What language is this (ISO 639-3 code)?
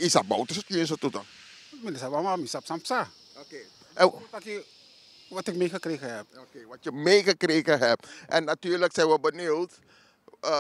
nld